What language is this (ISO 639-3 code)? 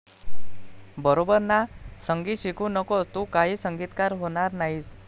mar